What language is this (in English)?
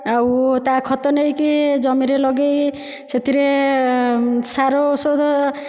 Odia